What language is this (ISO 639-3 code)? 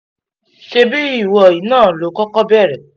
yor